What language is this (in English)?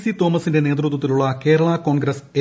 Malayalam